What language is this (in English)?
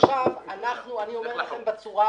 Hebrew